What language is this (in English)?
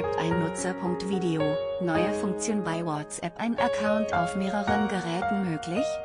German